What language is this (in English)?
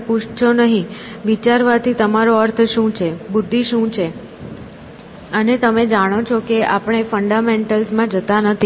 Gujarati